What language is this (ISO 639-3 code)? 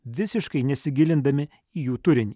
lit